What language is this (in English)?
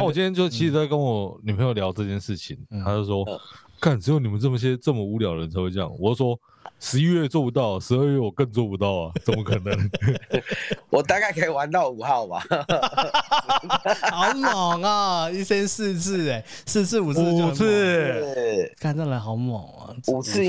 Chinese